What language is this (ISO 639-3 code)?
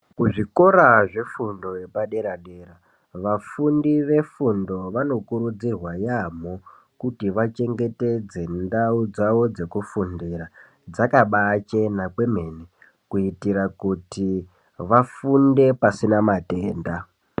ndc